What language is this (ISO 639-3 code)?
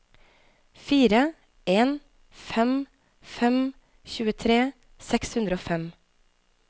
nor